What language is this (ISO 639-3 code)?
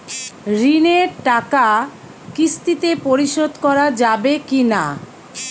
ben